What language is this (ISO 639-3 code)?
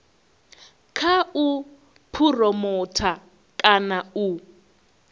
ven